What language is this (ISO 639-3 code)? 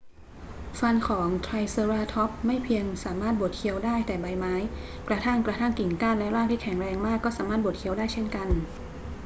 tha